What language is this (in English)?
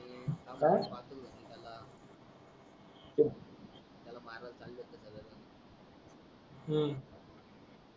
Marathi